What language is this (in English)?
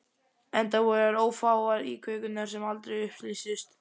Icelandic